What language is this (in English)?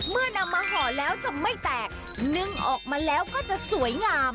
Thai